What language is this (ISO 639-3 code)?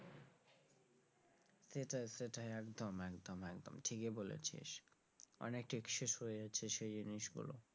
ben